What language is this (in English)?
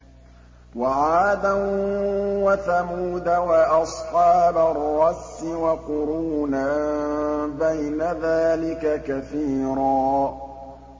Arabic